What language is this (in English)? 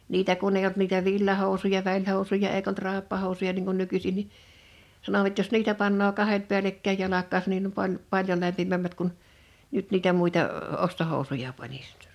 Finnish